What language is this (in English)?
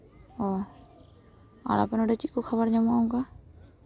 Santali